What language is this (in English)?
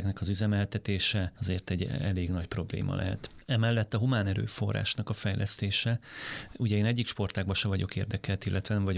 Hungarian